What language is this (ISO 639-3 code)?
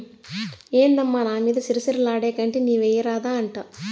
tel